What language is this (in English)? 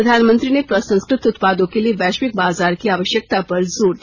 Hindi